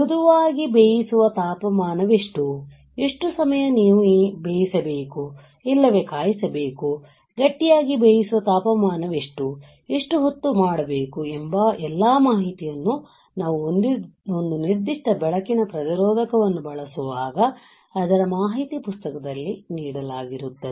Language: Kannada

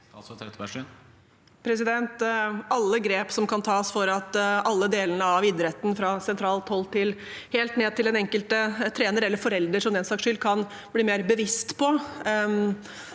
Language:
Norwegian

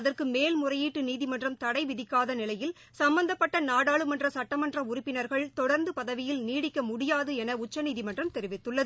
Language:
Tamil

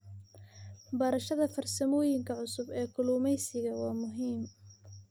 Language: Somali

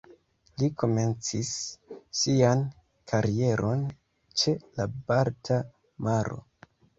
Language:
Esperanto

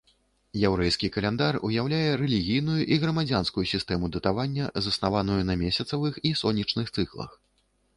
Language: Belarusian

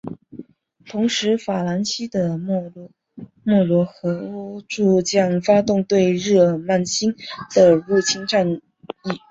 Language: Chinese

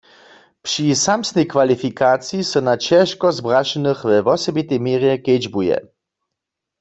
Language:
Upper Sorbian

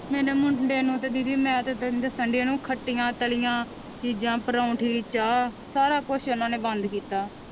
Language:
Punjabi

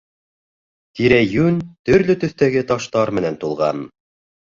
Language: Bashkir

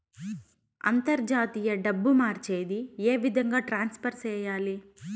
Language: Telugu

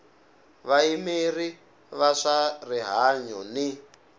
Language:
Tsonga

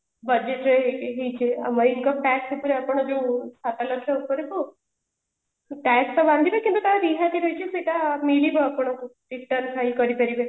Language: Odia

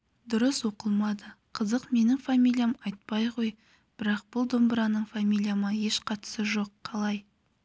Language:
Kazakh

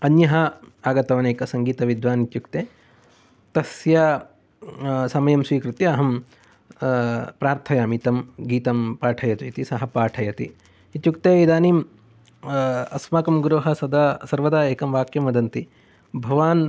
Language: Sanskrit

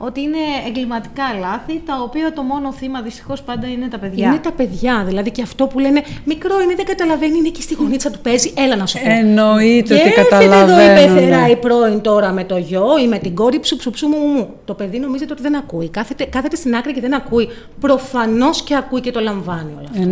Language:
Greek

